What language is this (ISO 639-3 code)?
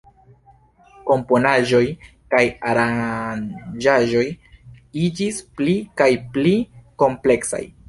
epo